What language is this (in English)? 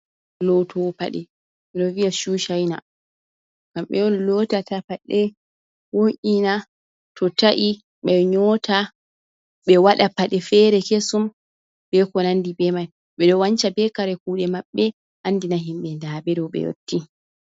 Fula